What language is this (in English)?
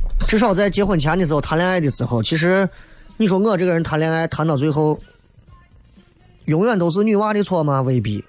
Chinese